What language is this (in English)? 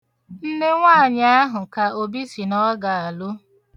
Igbo